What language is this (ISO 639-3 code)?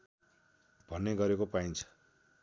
nep